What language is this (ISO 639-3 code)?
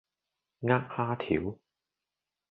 yue